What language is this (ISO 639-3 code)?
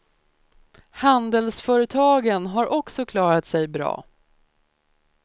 swe